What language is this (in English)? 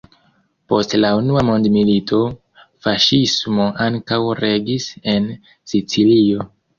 Esperanto